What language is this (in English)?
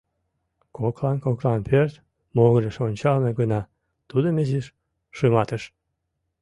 Mari